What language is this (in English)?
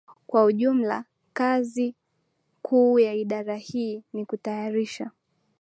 Swahili